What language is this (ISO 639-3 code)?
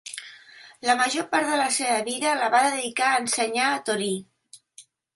cat